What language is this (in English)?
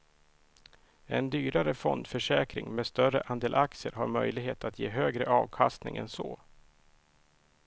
Swedish